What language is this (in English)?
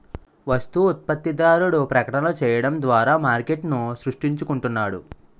Telugu